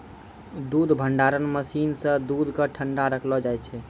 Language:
Maithili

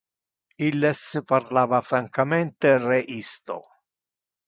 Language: Interlingua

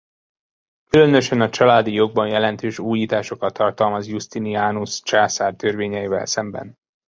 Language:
Hungarian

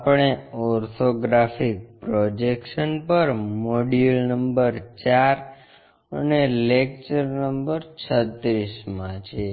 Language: Gujarati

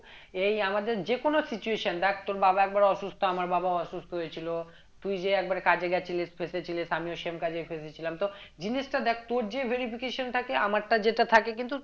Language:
Bangla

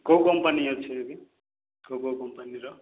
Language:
Odia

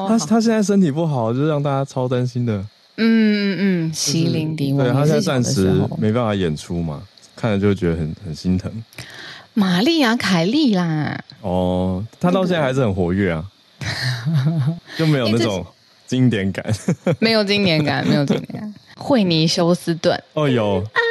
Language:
Chinese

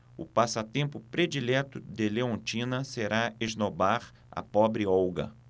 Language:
Portuguese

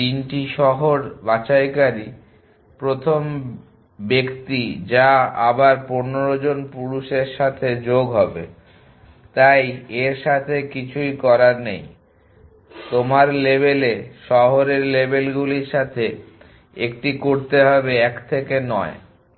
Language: Bangla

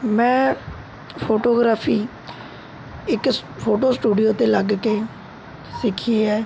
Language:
Punjabi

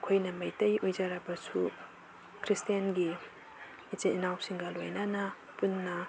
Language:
Manipuri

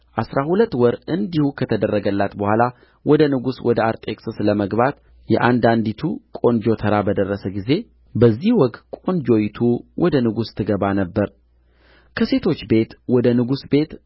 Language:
Amharic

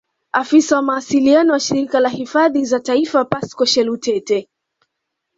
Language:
Swahili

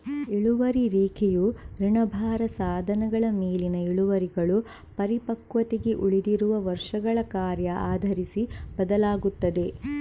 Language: Kannada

